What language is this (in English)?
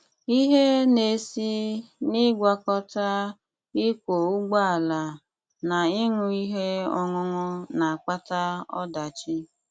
Igbo